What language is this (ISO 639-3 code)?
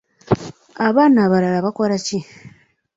lug